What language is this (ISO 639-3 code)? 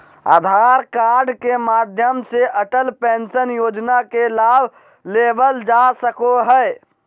mag